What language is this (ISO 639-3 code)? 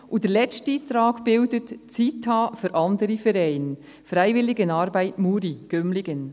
gsw